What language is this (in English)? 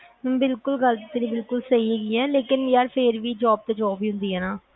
Punjabi